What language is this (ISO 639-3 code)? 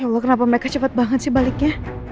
ind